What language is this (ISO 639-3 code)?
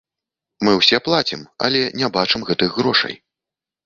bel